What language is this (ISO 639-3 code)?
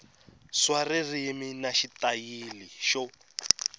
tso